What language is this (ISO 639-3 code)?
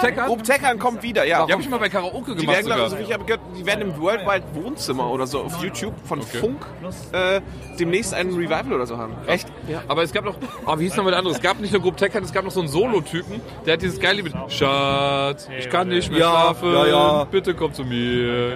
deu